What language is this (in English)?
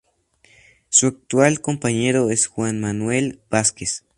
Spanish